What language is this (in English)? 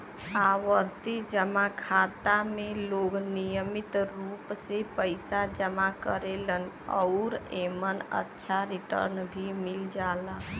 Bhojpuri